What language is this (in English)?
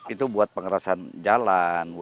Indonesian